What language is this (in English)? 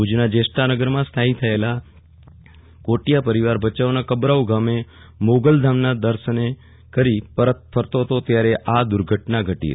Gujarati